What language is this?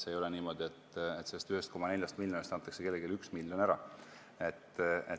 Estonian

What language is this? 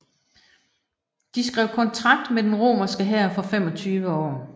Danish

